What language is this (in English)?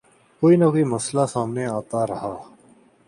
Urdu